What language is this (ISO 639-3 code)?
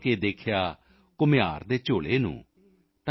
pan